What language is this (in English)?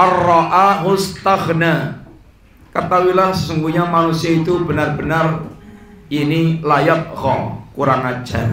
Indonesian